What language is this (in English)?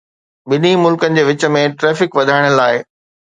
Sindhi